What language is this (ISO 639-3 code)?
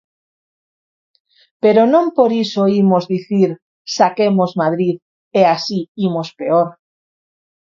glg